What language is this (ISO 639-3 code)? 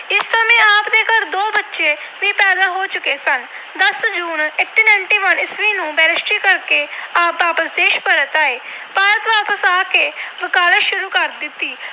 pan